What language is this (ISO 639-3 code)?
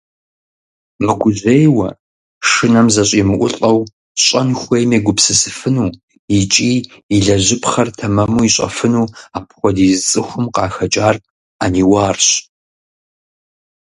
kbd